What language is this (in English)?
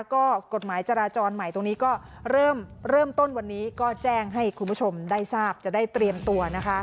Thai